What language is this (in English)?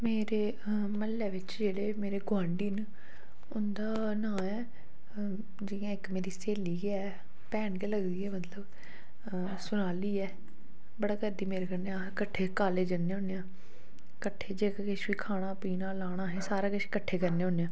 Dogri